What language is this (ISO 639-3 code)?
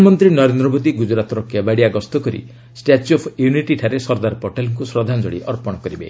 ori